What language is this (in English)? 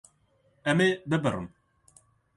Kurdish